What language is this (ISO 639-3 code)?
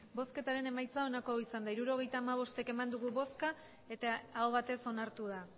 eus